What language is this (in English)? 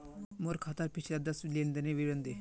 Magahi